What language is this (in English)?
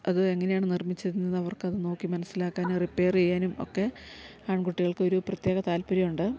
Malayalam